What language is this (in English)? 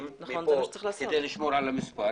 Hebrew